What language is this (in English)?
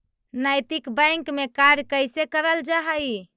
Magahi